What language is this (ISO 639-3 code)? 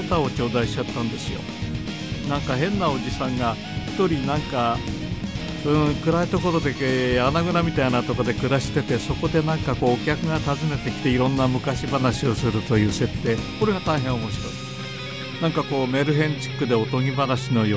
jpn